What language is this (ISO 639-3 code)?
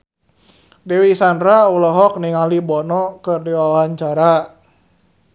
sun